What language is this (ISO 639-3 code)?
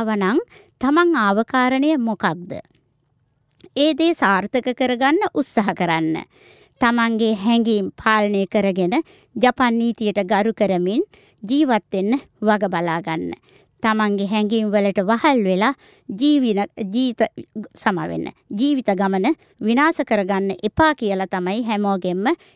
jpn